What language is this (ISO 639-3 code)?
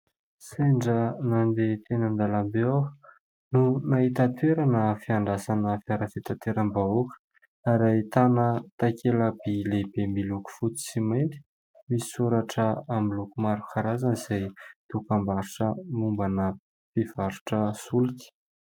mlg